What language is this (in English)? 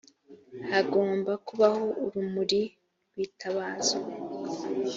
Kinyarwanda